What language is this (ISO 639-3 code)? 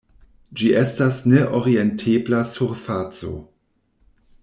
epo